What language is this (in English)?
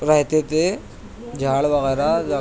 Urdu